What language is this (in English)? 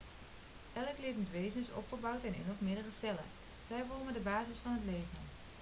Dutch